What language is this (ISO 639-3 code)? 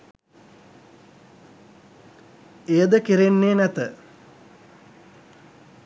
sin